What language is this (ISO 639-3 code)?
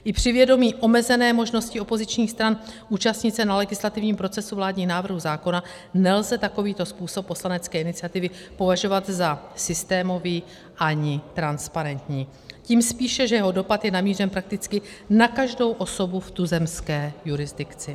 ces